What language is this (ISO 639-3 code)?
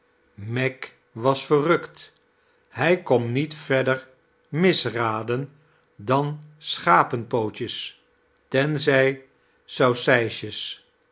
nld